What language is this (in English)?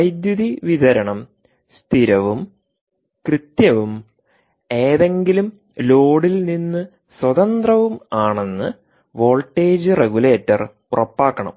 Malayalam